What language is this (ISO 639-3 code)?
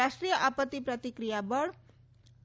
guj